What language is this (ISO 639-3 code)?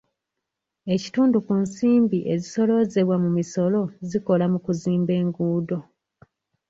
lug